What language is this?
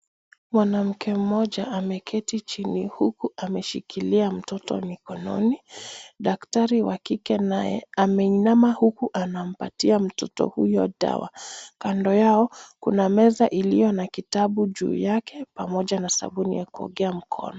Swahili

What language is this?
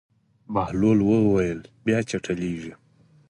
Pashto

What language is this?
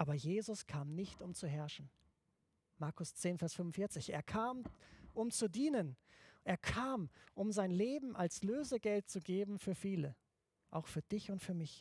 German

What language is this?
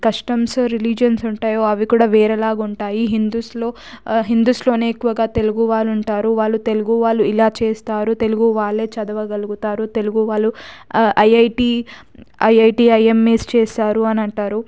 Telugu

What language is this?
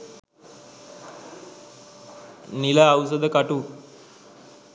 Sinhala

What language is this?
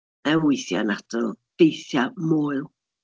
Welsh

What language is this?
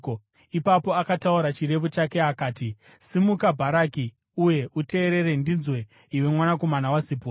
Shona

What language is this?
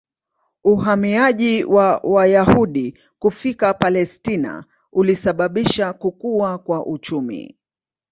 Swahili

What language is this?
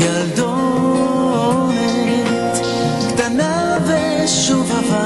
Hebrew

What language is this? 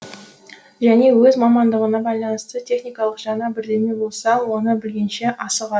Kazakh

